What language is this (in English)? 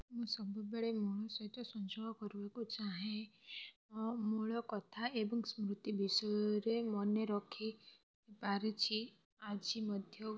Odia